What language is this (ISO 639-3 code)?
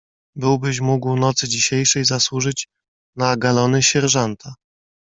pol